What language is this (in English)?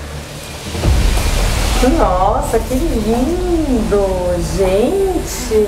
Portuguese